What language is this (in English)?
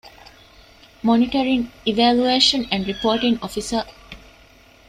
Divehi